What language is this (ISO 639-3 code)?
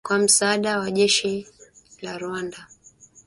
swa